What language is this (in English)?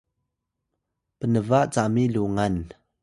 Atayal